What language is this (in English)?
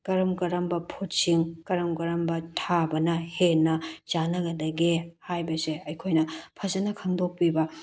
Manipuri